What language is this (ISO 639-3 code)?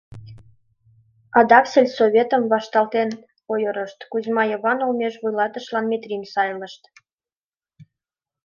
chm